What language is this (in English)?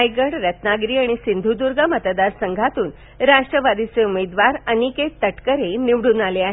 Marathi